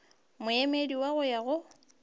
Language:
Northern Sotho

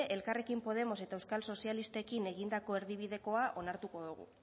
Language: Basque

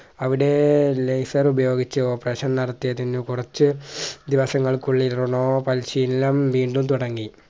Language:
Malayalam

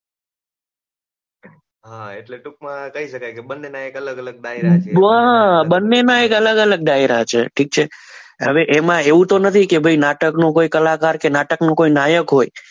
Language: Gujarati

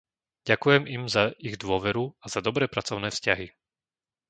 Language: Slovak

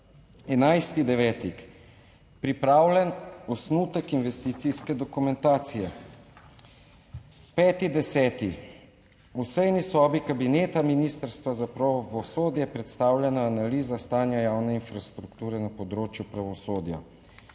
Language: Slovenian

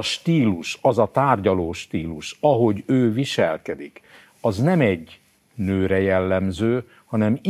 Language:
Hungarian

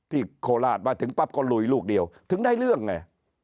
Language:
Thai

